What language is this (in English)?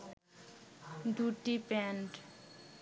Bangla